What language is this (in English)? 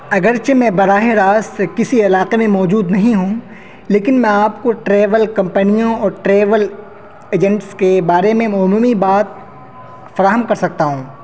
Urdu